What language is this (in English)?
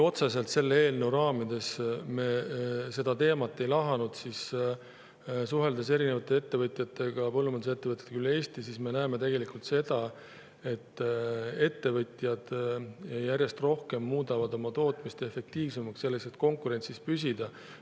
Estonian